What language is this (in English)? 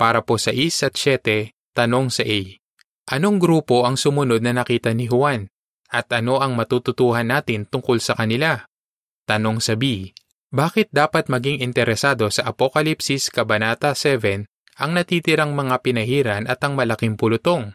Filipino